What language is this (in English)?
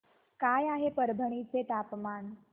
Marathi